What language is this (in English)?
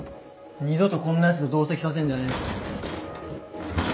Japanese